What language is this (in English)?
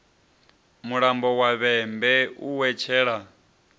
Venda